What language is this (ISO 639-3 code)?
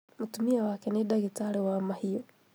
kik